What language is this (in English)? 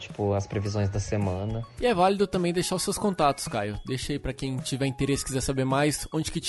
Portuguese